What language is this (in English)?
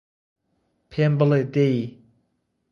Central Kurdish